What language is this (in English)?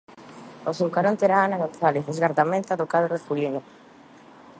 Galician